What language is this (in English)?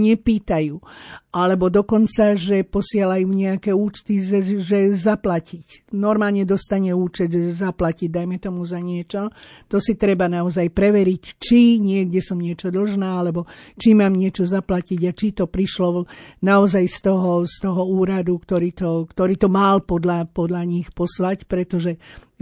Slovak